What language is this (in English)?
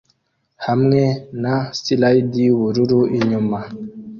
Kinyarwanda